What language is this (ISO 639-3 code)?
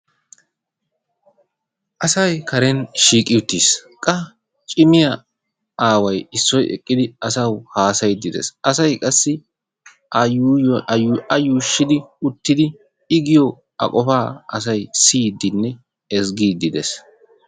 wal